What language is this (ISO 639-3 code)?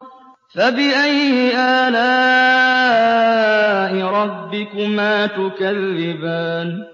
ara